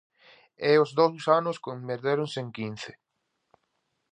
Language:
Galician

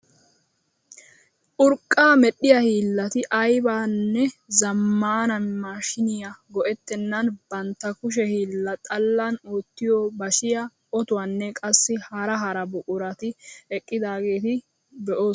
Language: Wolaytta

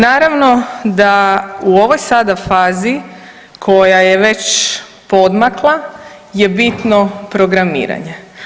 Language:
Croatian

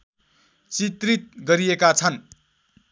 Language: Nepali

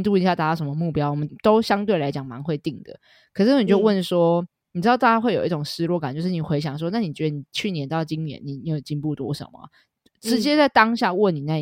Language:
Chinese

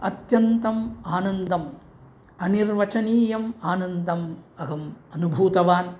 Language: Sanskrit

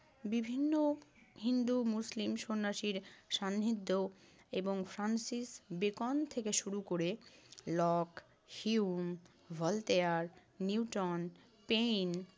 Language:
Bangla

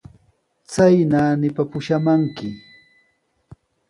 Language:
Sihuas Ancash Quechua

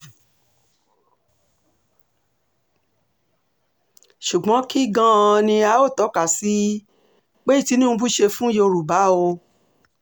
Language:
Yoruba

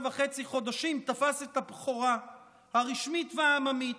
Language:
Hebrew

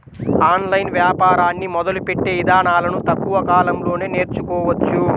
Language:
Telugu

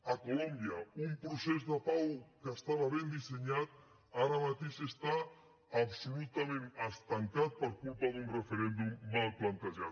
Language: Catalan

